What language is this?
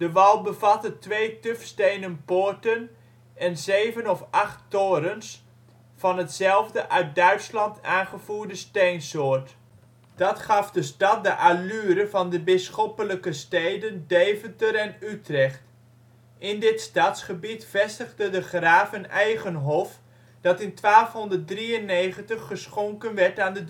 Dutch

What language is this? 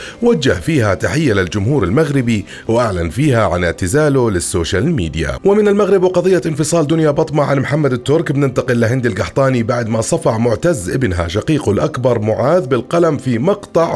Arabic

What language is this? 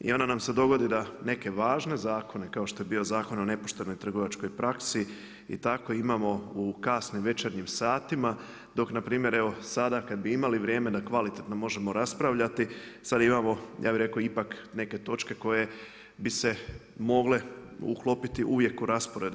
Croatian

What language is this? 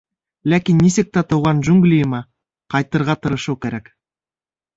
Bashkir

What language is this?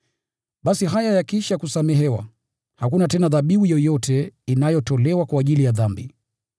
Swahili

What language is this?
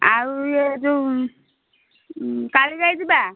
Odia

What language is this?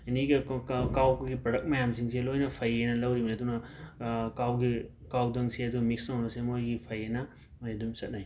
Manipuri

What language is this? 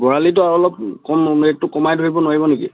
Assamese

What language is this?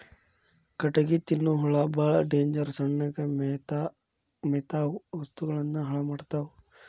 Kannada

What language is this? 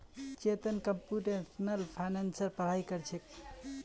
Magahi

